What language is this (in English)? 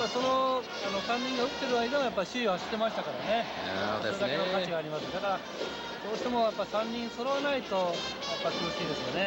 Japanese